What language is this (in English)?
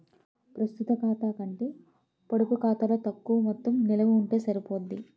Telugu